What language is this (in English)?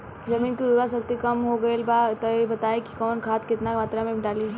Bhojpuri